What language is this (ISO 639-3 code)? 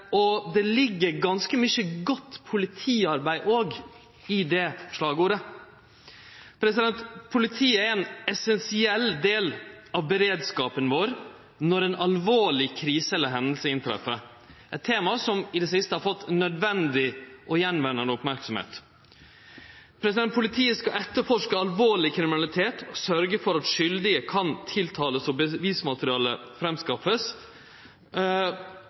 nno